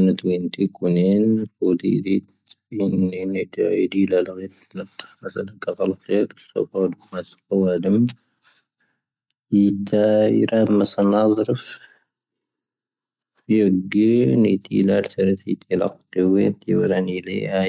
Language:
Tahaggart Tamahaq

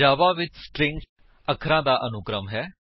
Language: Punjabi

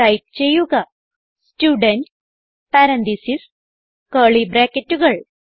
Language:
Malayalam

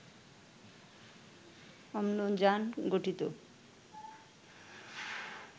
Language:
Bangla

